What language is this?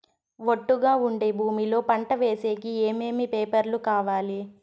Telugu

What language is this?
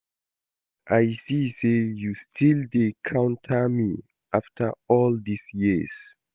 Nigerian Pidgin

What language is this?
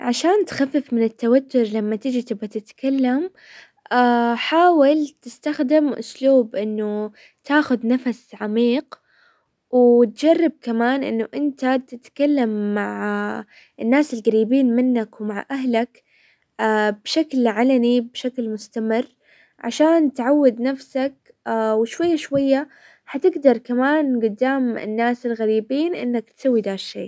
Hijazi Arabic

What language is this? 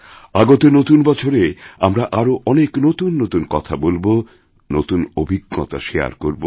Bangla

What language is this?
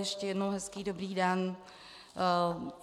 Czech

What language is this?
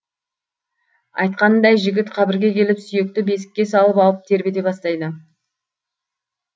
Kazakh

